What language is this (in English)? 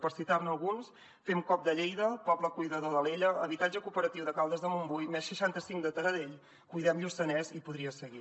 Catalan